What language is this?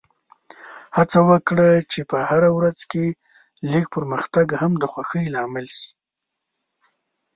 Pashto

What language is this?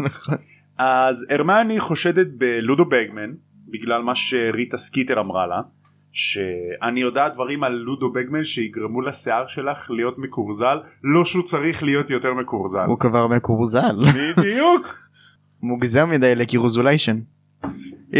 Hebrew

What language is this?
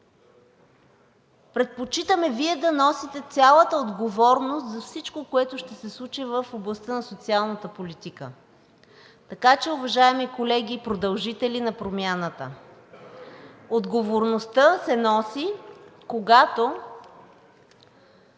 Bulgarian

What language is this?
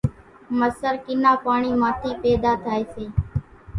Kachi Koli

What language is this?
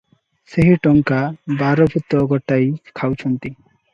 Odia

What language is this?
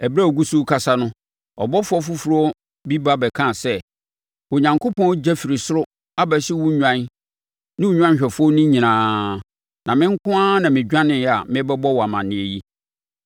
Akan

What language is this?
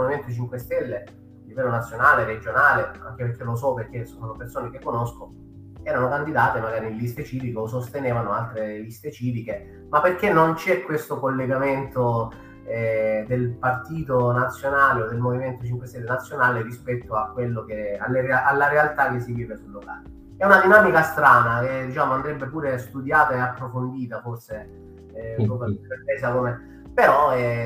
Italian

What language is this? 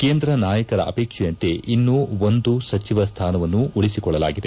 Kannada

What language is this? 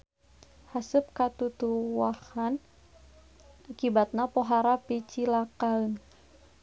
Sundanese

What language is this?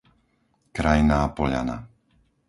Slovak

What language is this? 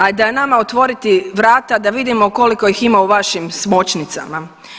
Croatian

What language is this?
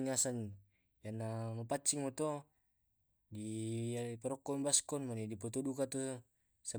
Tae'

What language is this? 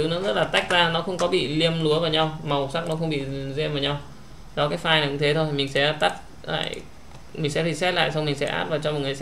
Vietnamese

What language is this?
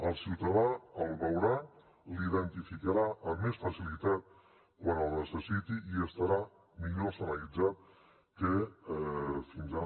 Catalan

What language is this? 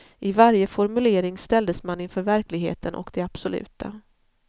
Swedish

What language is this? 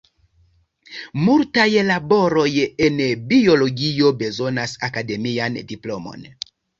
Esperanto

